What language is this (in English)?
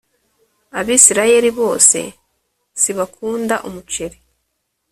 Kinyarwanda